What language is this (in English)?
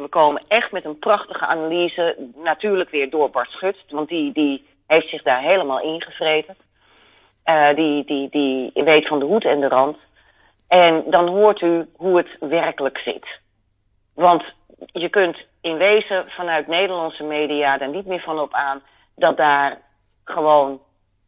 Dutch